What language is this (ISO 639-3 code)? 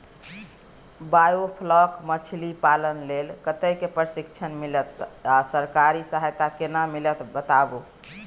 mai